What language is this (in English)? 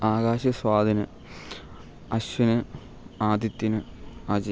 Malayalam